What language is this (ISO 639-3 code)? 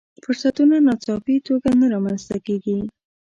pus